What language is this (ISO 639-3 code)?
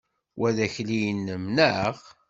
kab